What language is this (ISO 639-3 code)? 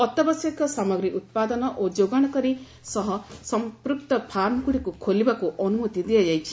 ori